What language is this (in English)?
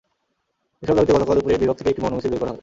Bangla